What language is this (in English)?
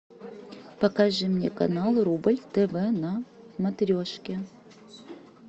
Russian